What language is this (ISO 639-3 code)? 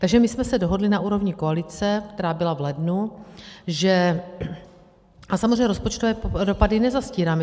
ces